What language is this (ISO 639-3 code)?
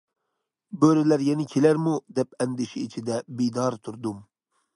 uig